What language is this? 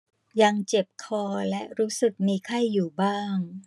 Thai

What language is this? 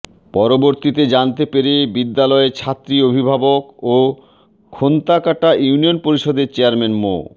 Bangla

